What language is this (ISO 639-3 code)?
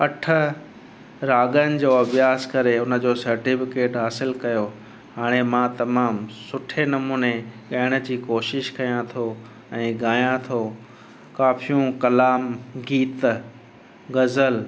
snd